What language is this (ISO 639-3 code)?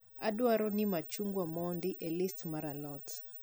luo